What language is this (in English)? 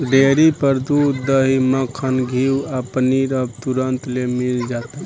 Bhojpuri